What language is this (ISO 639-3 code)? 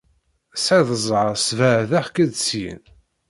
kab